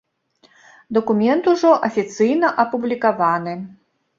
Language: Belarusian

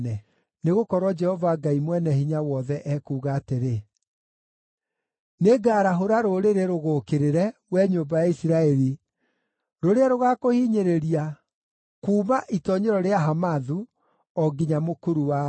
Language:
Kikuyu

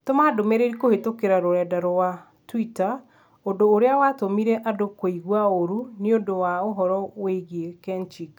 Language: Kikuyu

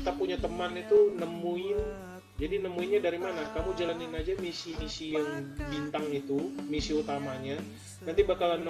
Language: Indonesian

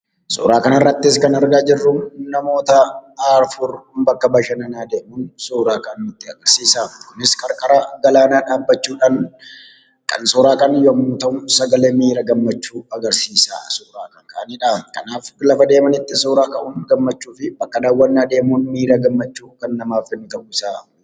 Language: Oromo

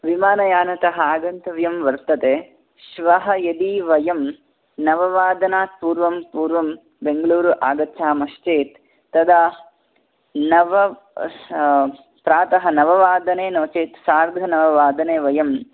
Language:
Sanskrit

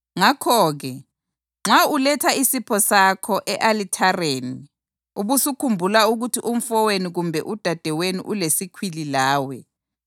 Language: North Ndebele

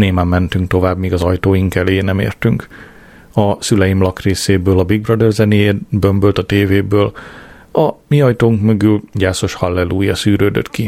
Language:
Hungarian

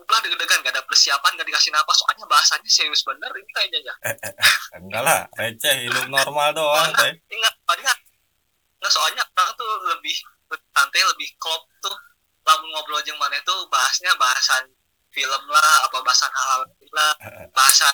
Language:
Indonesian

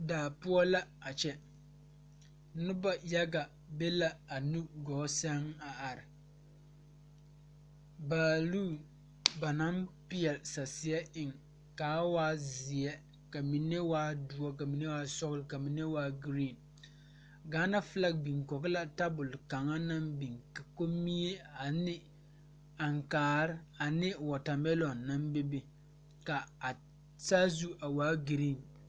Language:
Southern Dagaare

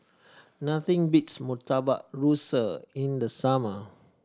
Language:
English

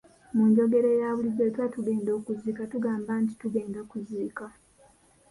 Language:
Ganda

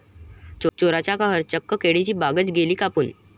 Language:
Marathi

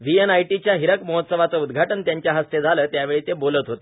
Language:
Marathi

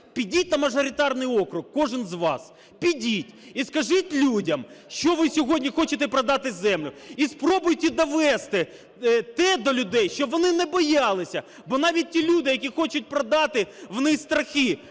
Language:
Ukrainian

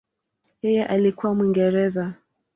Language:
Swahili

